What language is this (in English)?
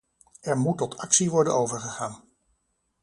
Dutch